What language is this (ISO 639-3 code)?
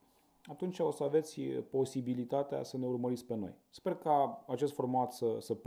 ron